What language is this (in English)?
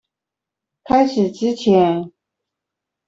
Chinese